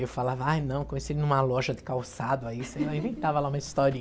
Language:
Portuguese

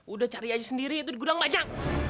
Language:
Indonesian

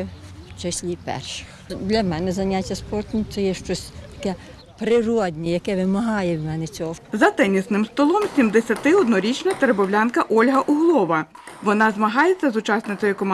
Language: Ukrainian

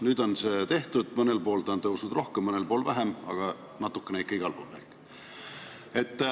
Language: Estonian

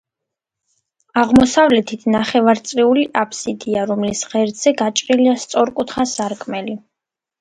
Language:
Georgian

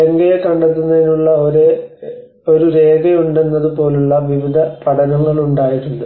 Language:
Malayalam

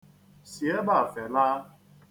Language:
Igbo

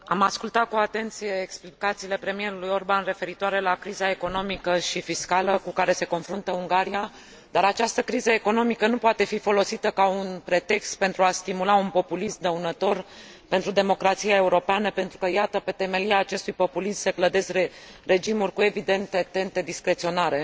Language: Romanian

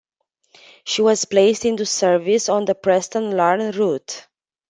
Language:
English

